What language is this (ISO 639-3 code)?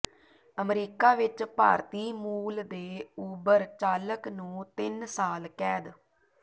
pan